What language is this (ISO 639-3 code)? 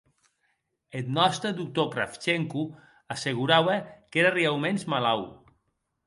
oci